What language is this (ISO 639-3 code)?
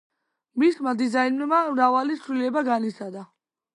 kat